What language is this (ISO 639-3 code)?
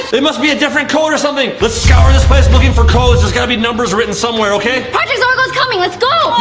eng